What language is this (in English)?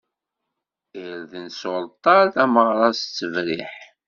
Kabyle